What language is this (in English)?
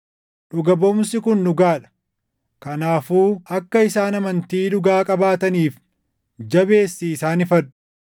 Oromo